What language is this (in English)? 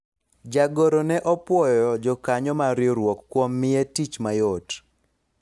Luo (Kenya and Tanzania)